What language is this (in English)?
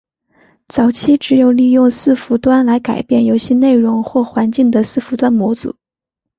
Chinese